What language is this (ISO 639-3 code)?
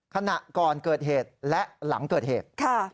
tha